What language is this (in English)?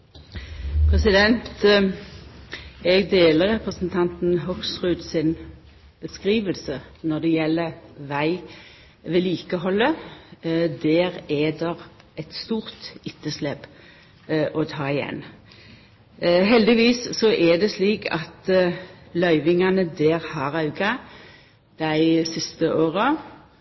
Norwegian Nynorsk